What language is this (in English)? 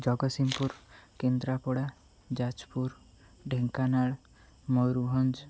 Odia